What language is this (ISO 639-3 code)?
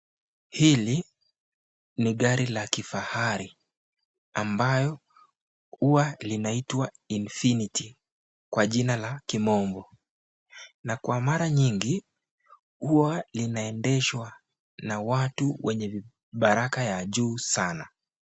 swa